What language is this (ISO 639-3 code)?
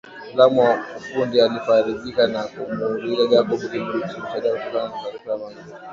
swa